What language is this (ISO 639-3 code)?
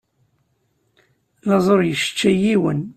kab